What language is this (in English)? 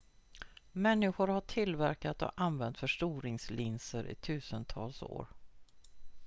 Swedish